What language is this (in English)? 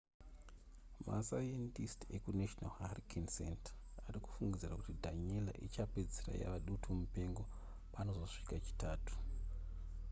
Shona